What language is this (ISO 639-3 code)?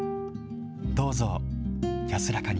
jpn